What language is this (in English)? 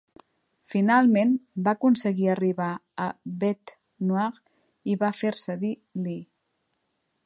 Catalan